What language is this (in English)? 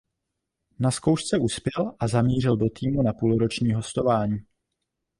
Czech